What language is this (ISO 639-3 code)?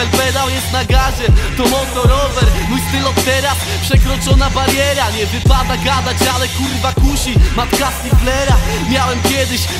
pol